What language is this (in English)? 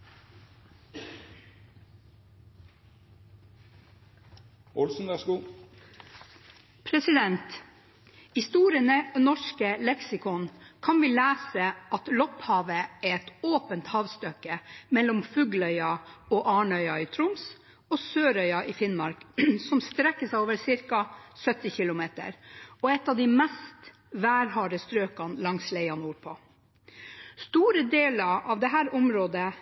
Norwegian